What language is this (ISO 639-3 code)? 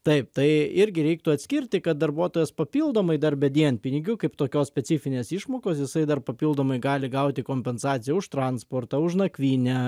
lit